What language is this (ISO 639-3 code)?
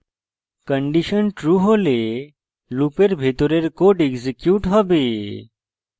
ben